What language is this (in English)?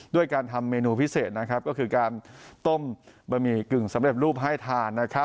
Thai